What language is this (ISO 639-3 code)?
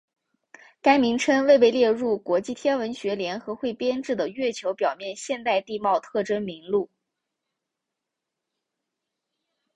zho